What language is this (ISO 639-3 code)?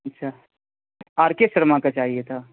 urd